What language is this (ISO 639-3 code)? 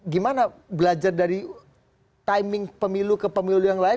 ind